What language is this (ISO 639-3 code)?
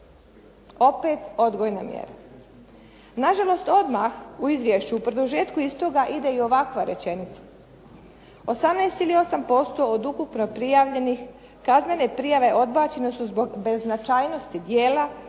hrv